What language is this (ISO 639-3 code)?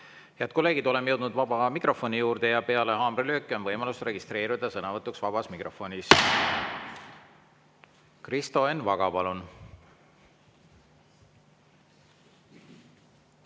est